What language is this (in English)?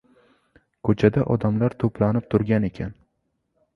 Uzbek